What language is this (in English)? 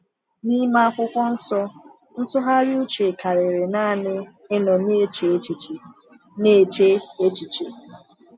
Igbo